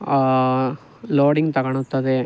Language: Kannada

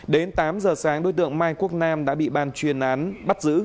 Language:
Vietnamese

